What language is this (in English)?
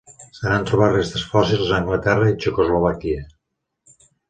Catalan